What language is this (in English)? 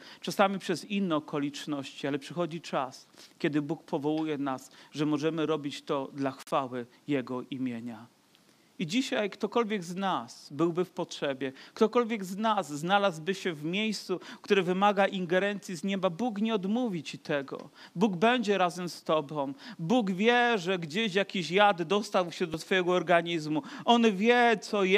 Polish